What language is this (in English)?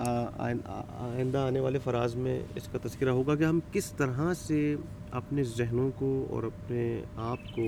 Urdu